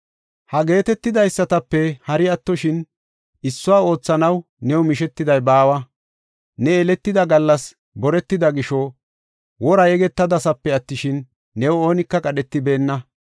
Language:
Gofa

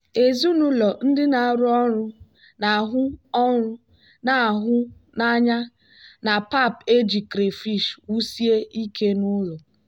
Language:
Igbo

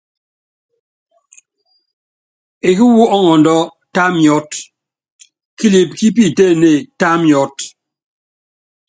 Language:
Yangben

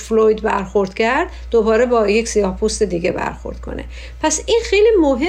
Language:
Persian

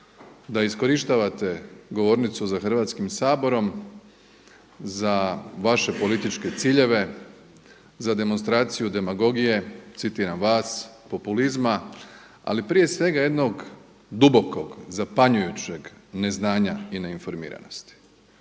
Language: Croatian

